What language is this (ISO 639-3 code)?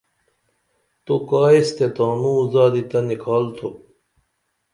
dml